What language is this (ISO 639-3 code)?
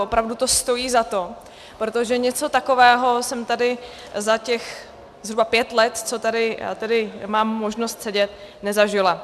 ces